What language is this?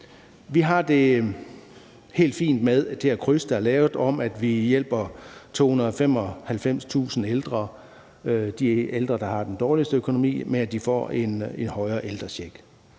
Danish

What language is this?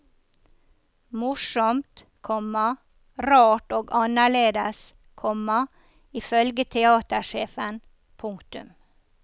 Norwegian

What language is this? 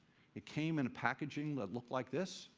English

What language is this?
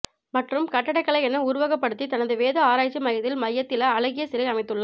Tamil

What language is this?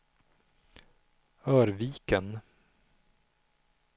Swedish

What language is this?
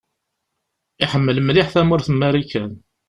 Kabyle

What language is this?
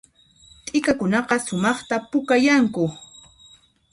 Puno Quechua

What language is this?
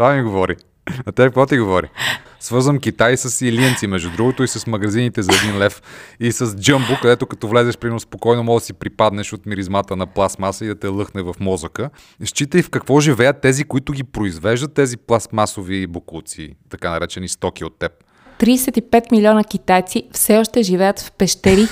Bulgarian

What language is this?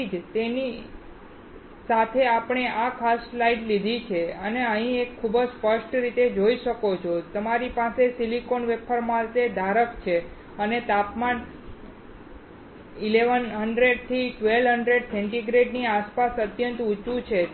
Gujarati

